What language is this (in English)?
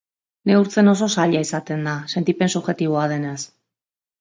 Basque